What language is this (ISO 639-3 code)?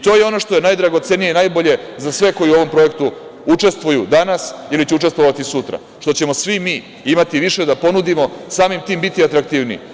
srp